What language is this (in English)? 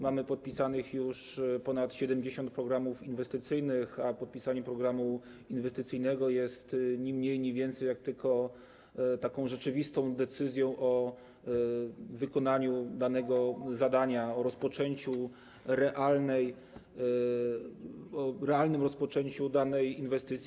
Polish